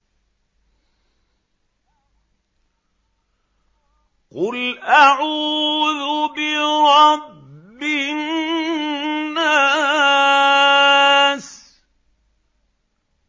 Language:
Arabic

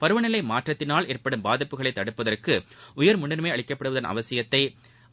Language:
Tamil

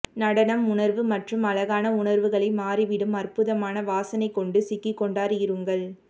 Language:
Tamil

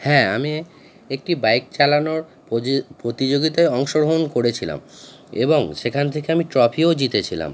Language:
Bangla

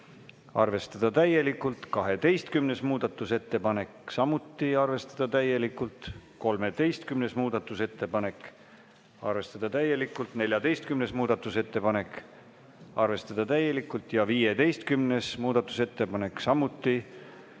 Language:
Estonian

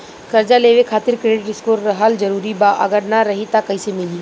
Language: Bhojpuri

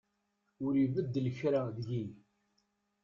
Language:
Kabyle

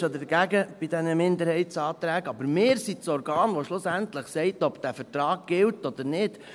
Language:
Swiss German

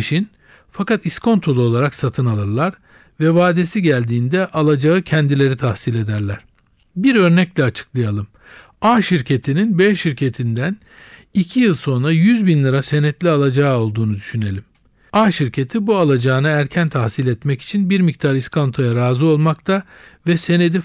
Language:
Turkish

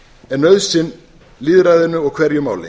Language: Icelandic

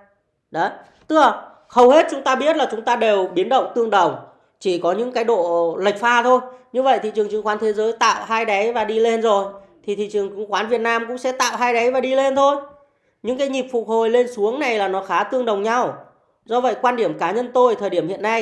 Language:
Vietnamese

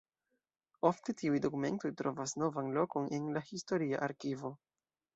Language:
Esperanto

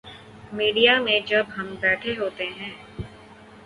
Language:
Urdu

